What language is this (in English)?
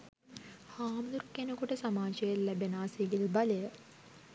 Sinhala